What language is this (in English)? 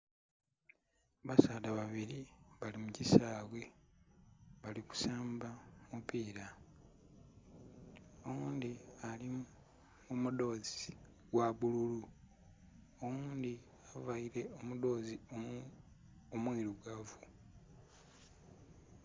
Soga